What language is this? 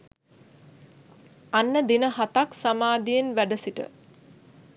Sinhala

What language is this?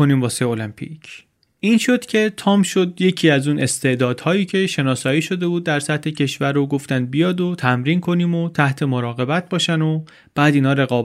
Persian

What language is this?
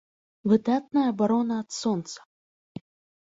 Belarusian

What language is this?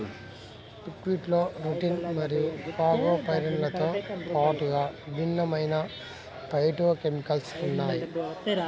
Telugu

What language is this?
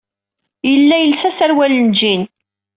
Kabyle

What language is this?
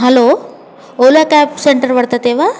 Sanskrit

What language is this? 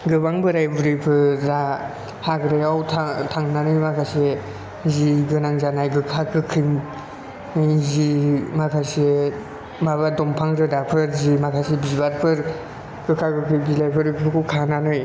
Bodo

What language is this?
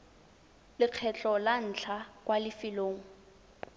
Tswana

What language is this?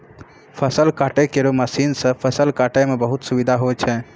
Maithili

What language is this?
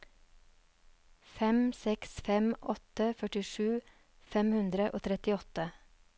Norwegian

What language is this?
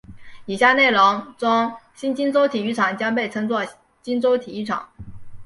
Chinese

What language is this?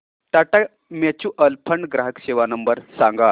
Marathi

